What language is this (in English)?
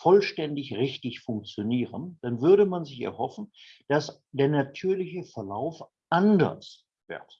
German